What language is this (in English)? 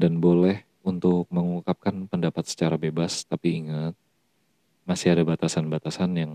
Indonesian